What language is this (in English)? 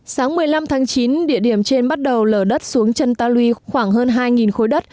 Vietnamese